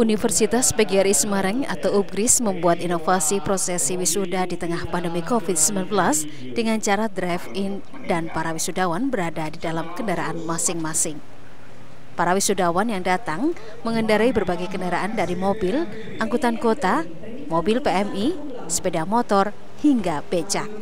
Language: Indonesian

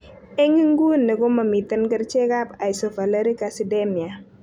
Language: Kalenjin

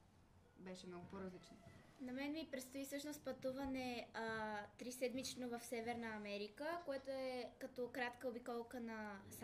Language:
Bulgarian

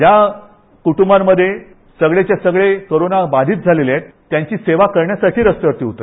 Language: Marathi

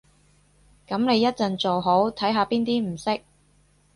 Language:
Cantonese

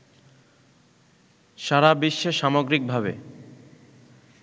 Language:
Bangla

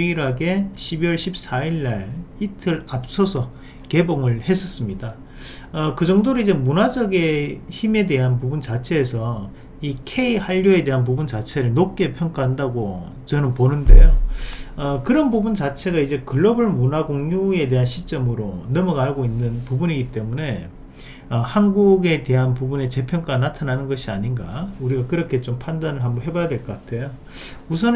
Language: Korean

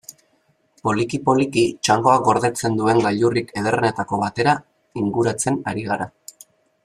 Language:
Basque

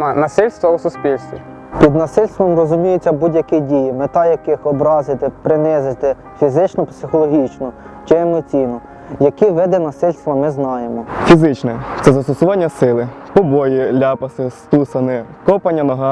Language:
Ukrainian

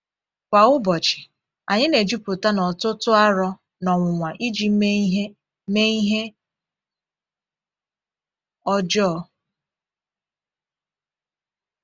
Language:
Igbo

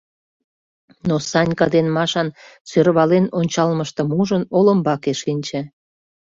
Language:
Mari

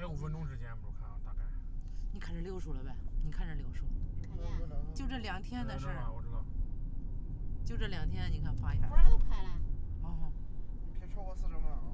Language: Chinese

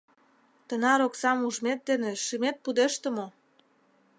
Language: Mari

